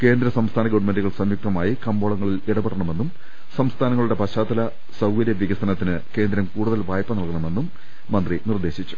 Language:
Malayalam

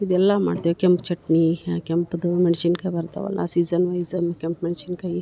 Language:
Kannada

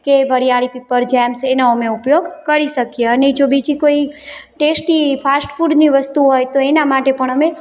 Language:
Gujarati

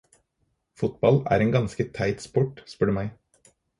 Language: Norwegian Bokmål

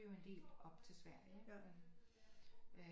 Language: Danish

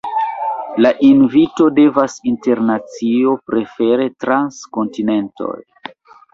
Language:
Esperanto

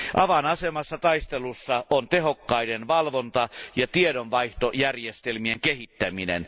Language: Finnish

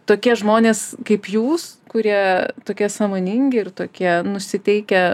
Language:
Lithuanian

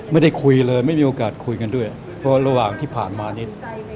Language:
Thai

